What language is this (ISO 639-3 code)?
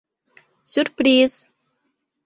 bak